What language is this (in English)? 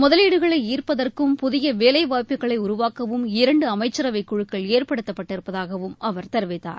Tamil